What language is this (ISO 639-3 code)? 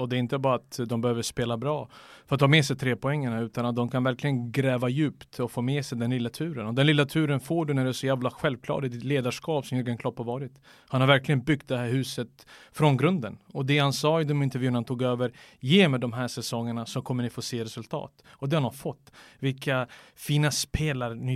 swe